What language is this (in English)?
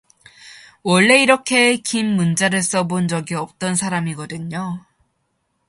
Korean